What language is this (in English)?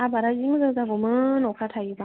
Bodo